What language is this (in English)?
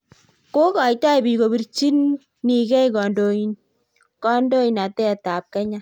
Kalenjin